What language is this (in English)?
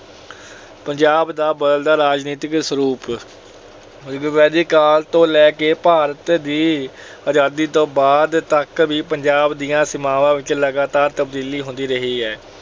Punjabi